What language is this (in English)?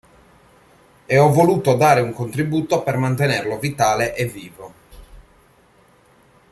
Italian